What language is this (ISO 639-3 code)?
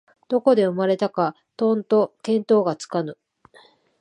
jpn